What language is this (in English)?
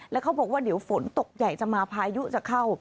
Thai